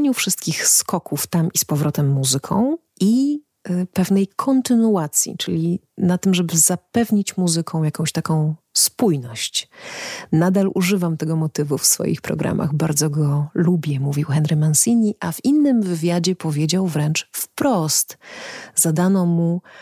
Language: Polish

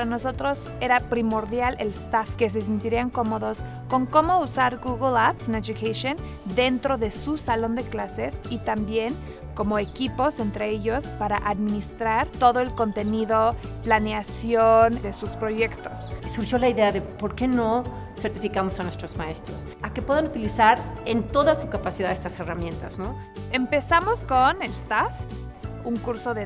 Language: Spanish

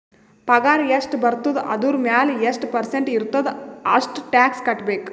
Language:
Kannada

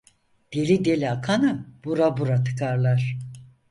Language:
Turkish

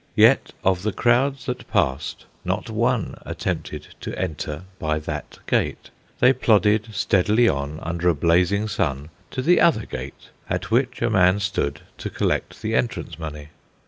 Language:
English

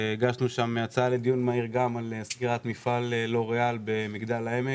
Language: Hebrew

